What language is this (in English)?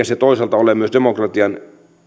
Finnish